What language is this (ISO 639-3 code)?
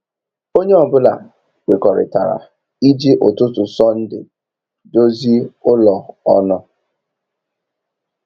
ibo